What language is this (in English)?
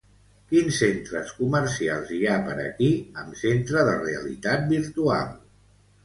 Catalan